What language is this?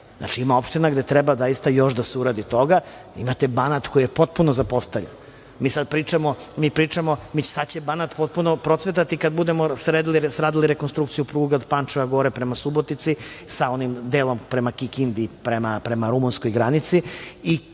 Serbian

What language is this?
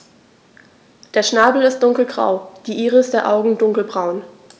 German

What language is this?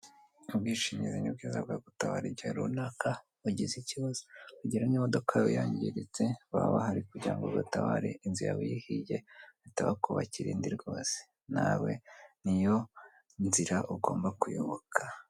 Kinyarwanda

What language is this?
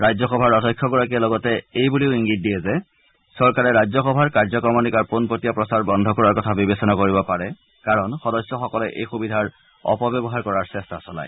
Assamese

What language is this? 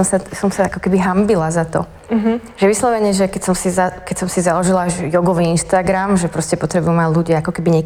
Slovak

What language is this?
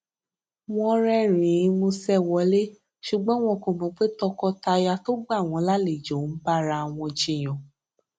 Yoruba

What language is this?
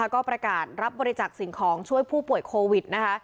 Thai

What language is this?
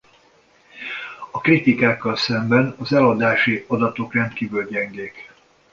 Hungarian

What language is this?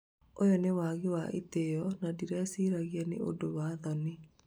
Kikuyu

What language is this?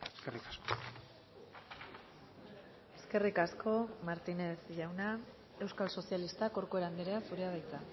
Basque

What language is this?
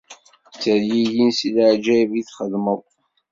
Kabyle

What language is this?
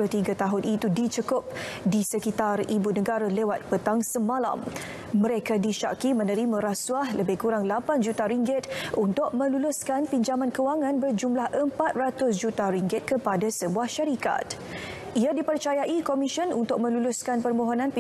Malay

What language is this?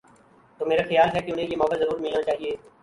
Urdu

